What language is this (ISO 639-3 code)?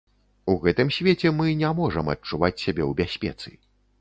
bel